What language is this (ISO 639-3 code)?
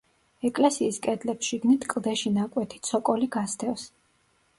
kat